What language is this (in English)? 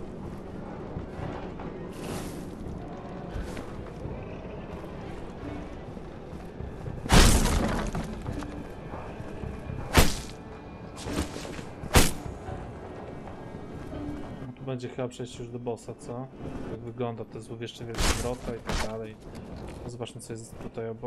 Polish